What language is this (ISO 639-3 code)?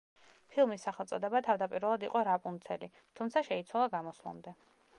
kat